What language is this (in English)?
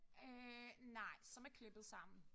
Danish